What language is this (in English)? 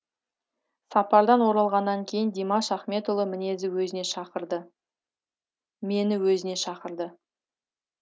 Kazakh